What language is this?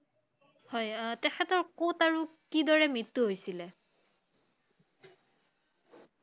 Assamese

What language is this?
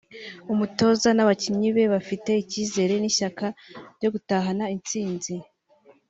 Kinyarwanda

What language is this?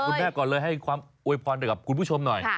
Thai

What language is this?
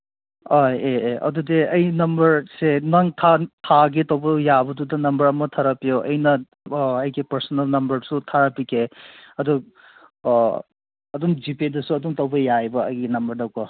Manipuri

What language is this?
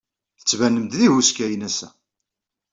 Kabyle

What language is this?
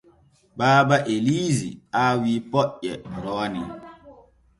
Borgu Fulfulde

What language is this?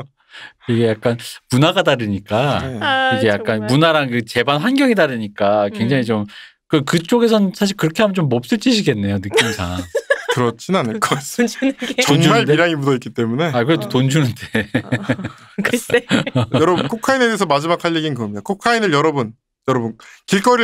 Korean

